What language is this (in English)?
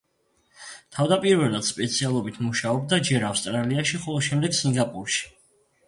Georgian